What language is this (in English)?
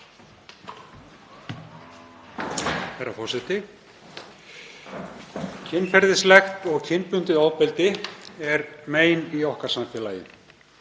Icelandic